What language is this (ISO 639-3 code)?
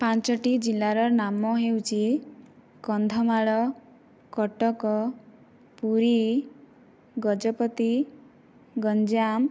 ori